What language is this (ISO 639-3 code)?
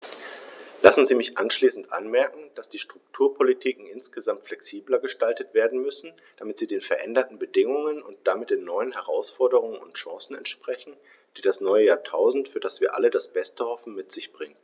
deu